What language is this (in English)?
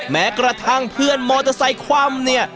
Thai